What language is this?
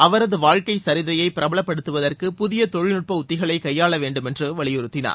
Tamil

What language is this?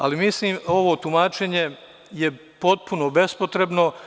Serbian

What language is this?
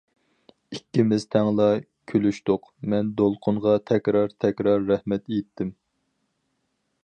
Uyghur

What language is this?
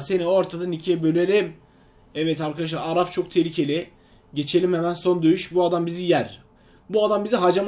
Turkish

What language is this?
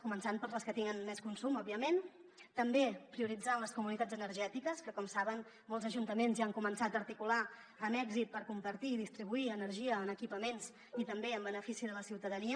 Catalan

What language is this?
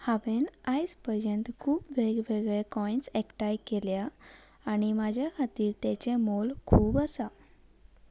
Konkani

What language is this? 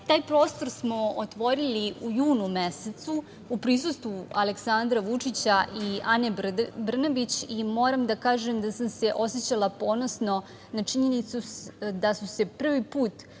Serbian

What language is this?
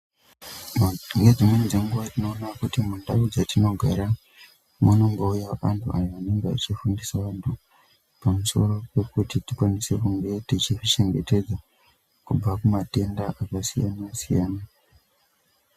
Ndau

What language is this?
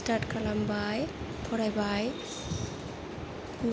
Bodo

